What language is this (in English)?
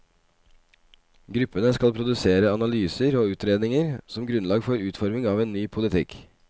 Norwegian